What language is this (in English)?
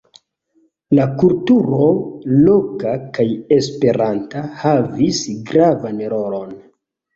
Esperanto